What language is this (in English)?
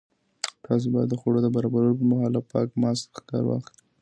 Pashto